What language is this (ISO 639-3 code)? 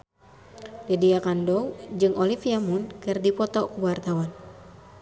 sun